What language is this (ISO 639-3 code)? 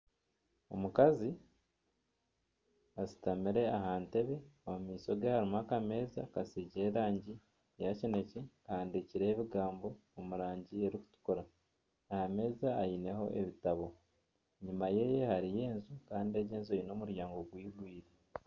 nyn